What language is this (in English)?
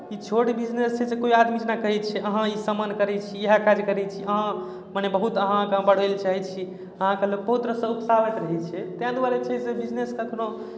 Maithili